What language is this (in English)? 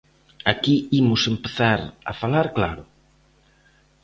Galician